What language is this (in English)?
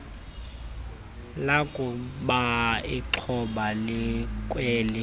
Xhosa